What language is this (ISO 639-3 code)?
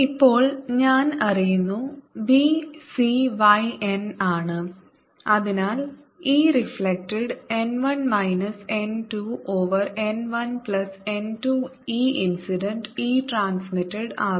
mal